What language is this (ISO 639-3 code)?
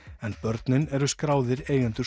isl